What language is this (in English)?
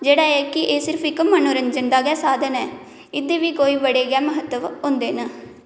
Dogri